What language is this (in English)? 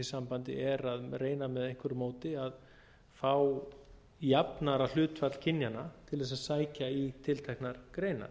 Icelandic